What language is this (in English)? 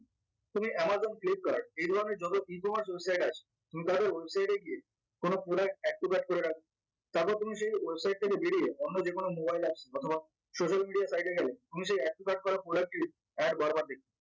Bangla